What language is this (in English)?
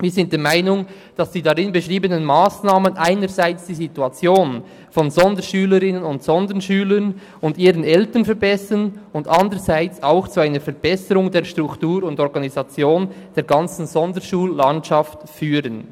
Swiss German